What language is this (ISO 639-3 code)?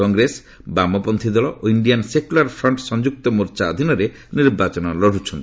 ori